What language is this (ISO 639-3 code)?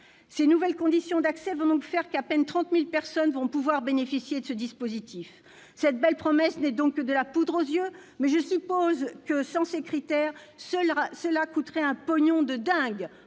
fra